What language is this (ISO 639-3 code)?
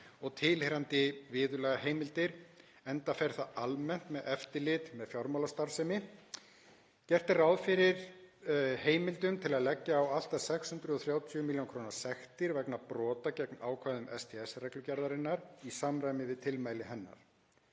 isl